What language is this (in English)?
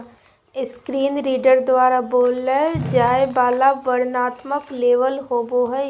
Magahi